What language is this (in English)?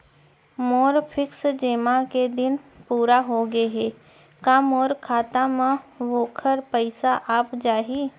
Chhattisgarhi